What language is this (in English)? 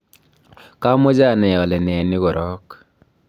Kalenjin